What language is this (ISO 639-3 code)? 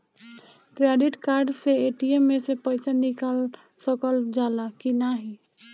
bho